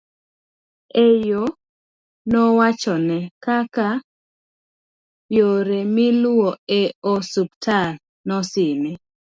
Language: Luo (Kenya and Tanzania)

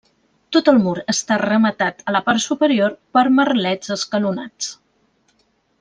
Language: Catalan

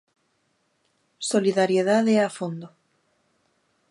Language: Galician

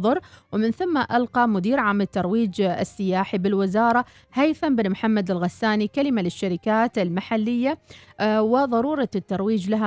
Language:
Arabic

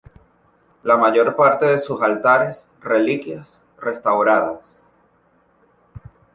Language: Spanish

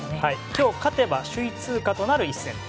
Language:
Japanese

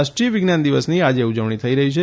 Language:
Gujarati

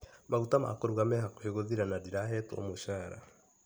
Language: Kikuyu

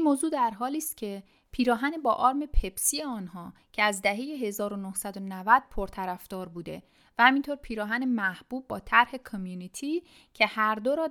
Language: Persian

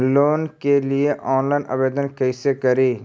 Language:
Magahi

